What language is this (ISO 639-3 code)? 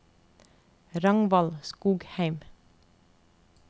nor